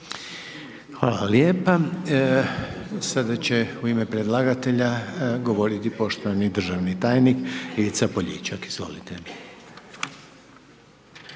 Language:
Croatian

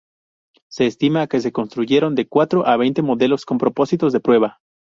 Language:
Spanish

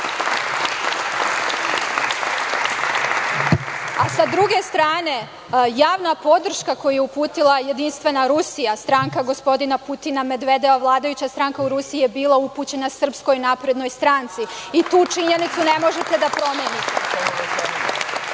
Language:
Serbian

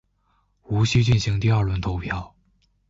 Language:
Chinese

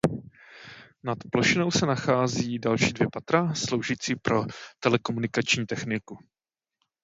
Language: Czech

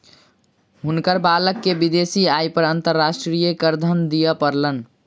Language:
Maithili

